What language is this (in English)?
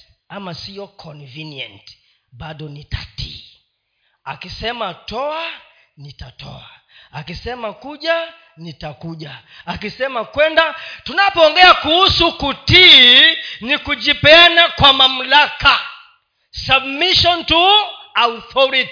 Swahili